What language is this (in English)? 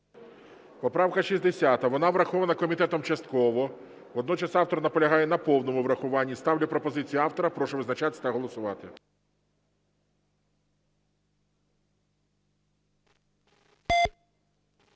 Ukrainian